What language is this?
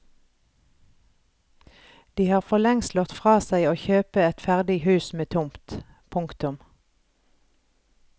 Norwegian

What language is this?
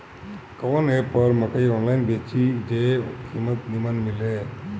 Bhojpuri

